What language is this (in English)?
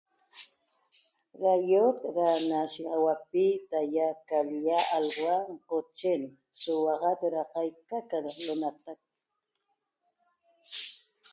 Toba